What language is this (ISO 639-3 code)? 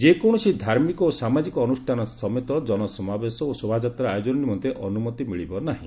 ori